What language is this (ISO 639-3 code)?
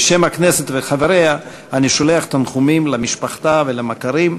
heb